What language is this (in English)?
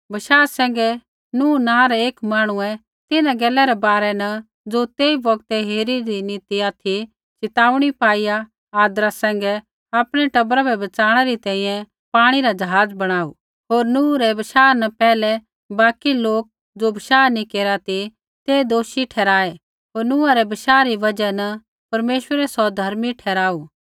Kullu Pahari